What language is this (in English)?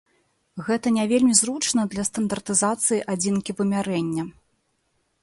Belarusian